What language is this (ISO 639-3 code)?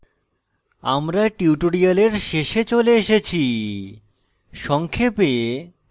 ben